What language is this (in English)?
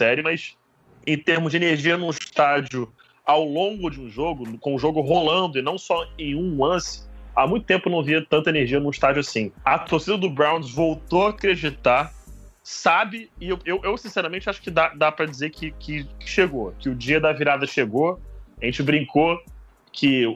Portuguese